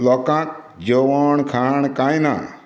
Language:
Konkani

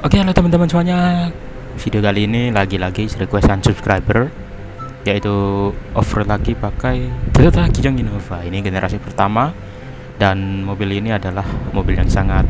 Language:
Indonesian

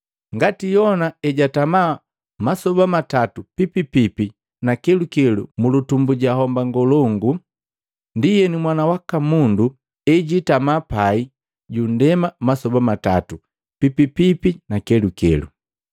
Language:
Matengo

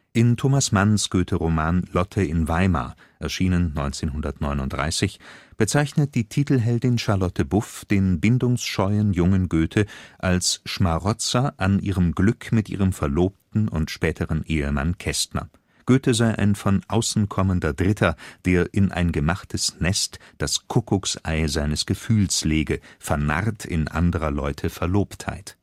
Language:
German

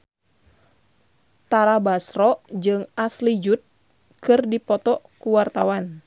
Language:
Sundanese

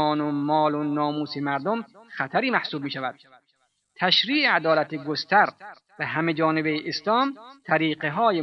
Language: Persian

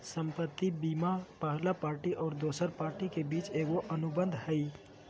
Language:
Magahi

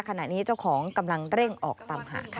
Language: Thai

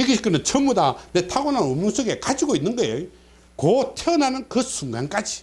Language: Korean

